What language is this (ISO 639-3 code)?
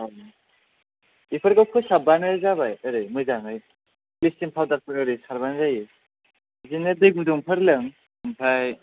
brx